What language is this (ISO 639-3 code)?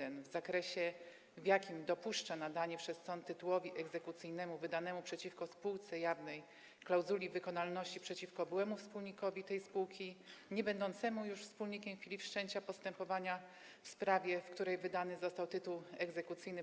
pol